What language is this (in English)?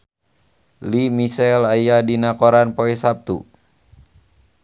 Sundanese